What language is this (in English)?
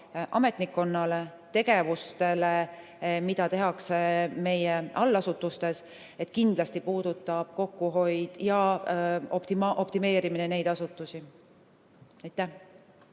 Estonian